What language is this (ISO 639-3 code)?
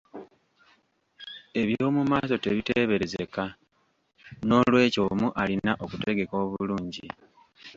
lug